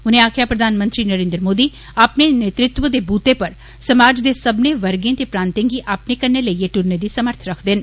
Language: Dogri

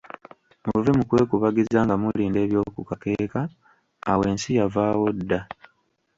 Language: Ganda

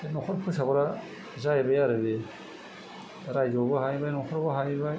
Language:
Bodo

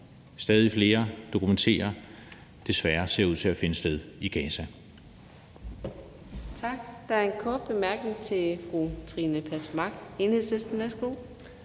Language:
Danish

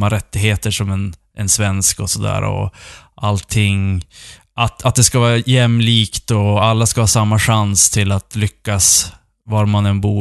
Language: Swedish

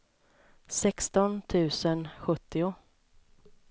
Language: Swedish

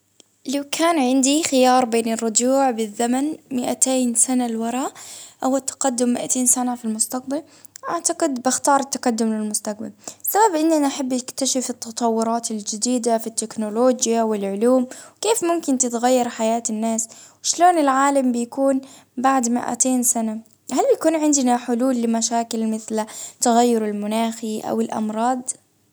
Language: Baharna Arabic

